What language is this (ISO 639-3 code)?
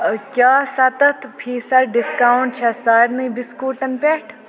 kas